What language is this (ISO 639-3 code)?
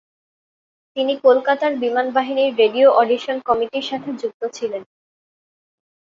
ben